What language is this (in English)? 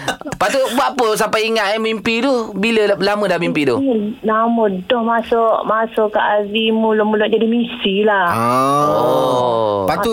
Malay